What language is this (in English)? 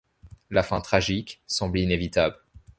French